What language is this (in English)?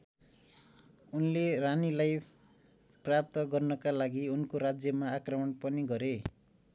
Nepali